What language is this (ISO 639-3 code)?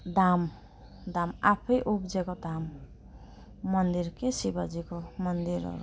nep